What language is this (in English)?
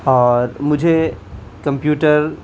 Urdu